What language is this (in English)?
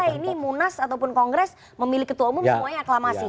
Indonesian